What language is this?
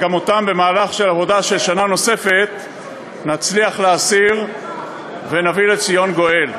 Hebrew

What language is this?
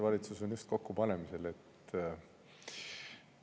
Estonian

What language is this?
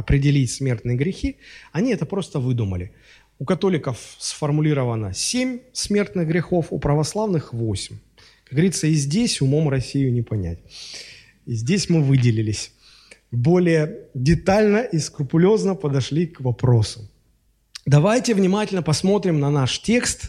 Russian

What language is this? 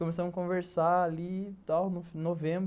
Portuguese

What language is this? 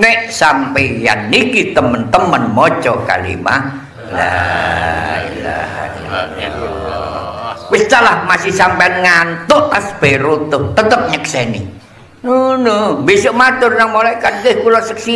Indonesian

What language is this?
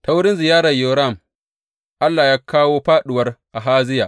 Hausa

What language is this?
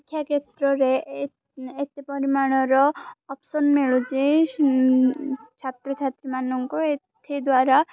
Odia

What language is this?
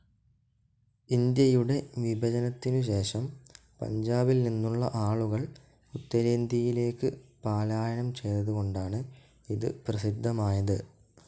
Malayalam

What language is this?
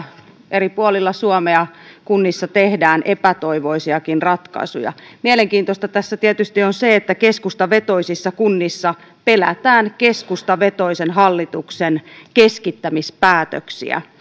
Finnish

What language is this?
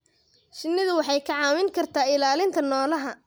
Somali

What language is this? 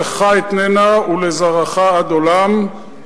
Hebrew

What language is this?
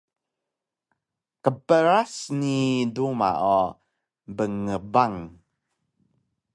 Taroko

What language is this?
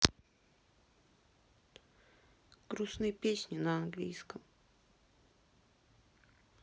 Russian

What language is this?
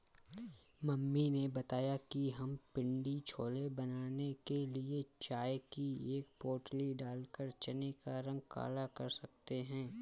Hindi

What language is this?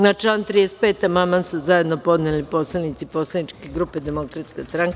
Serbian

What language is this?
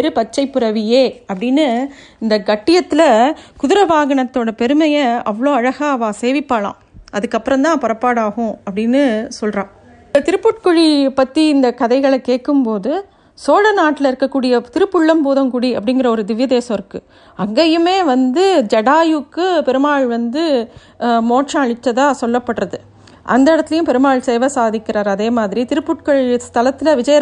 Tamil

